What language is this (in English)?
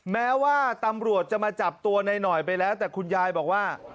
Thai